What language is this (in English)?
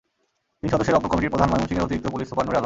Bangla